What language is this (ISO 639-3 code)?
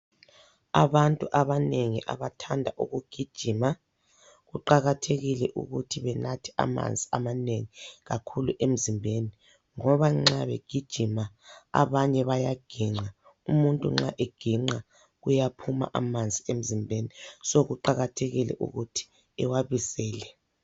nde